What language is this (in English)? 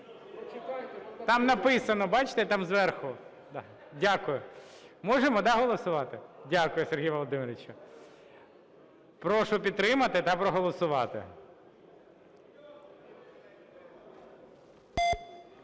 Ukrainian